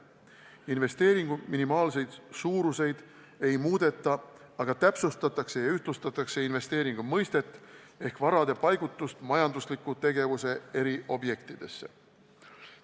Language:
Estonian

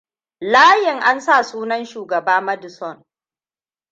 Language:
Hausa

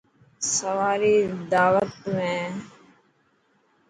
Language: Dhatki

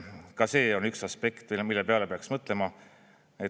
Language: Estonian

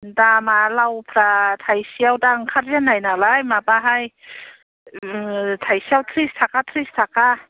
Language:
Bodo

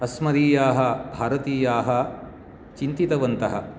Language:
Sanskrit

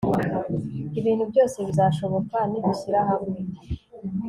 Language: Kinyarwanda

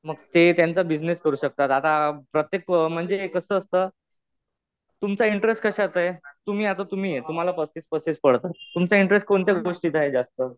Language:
Marathi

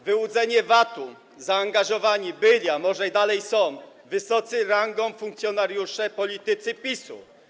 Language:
Polish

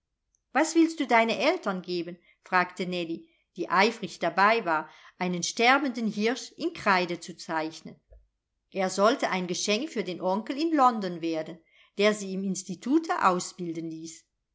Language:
German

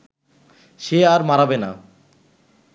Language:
Bangla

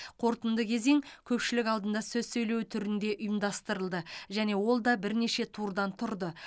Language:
Kazakh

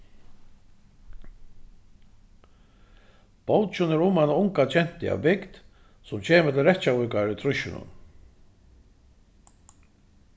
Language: Faroese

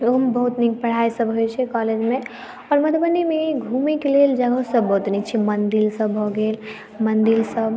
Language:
Maithili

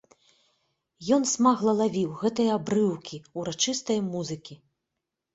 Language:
Belarusian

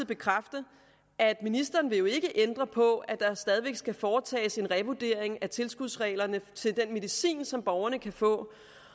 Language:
Danish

